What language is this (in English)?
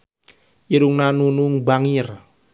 Sundanese